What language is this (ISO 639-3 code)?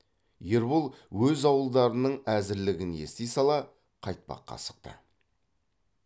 kaz